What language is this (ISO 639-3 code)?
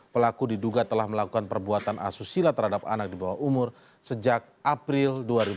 ind